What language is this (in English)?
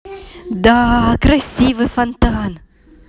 Russian